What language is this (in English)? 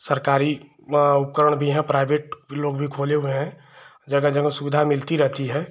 Hindi